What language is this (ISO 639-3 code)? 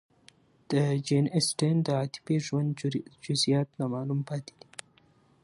pus